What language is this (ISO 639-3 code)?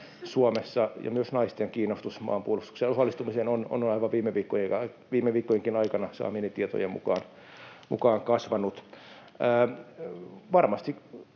fin